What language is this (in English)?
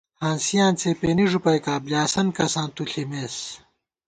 Gawar-Bati